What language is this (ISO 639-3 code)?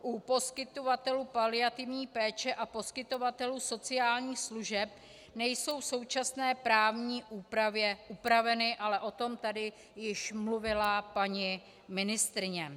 ces